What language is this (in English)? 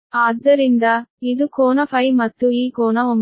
Kannada